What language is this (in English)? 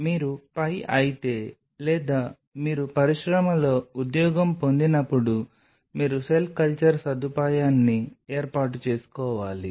Telugu